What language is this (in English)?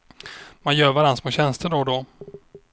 Swedish